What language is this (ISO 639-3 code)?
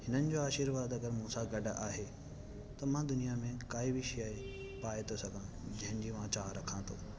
snd